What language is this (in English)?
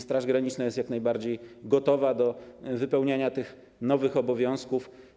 Polish